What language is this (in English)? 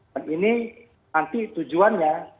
Indonesian